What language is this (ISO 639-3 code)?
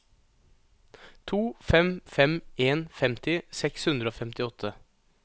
nor